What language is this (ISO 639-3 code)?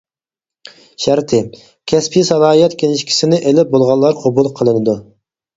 uig